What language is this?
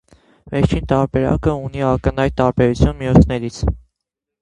Armenian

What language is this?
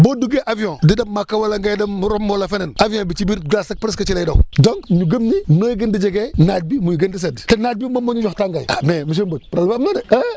Wolof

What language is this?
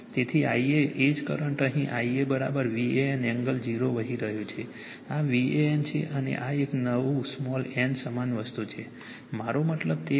Gujarati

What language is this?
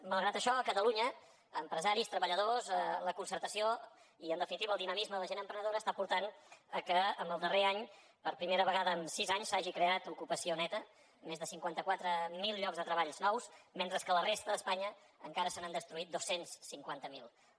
Catalan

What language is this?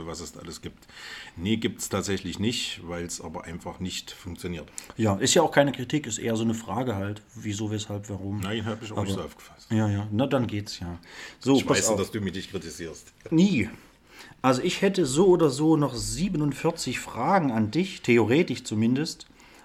German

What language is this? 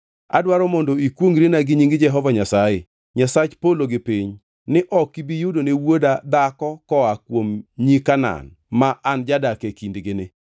Luo (Kenya and Tanzania)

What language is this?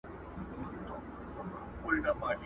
Pashto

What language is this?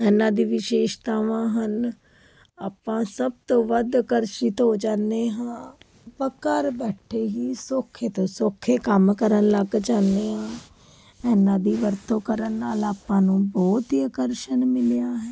Punjabi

